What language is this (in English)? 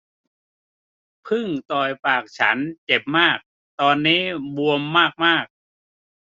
Thai